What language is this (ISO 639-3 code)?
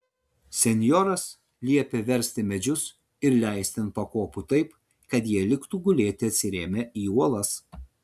lit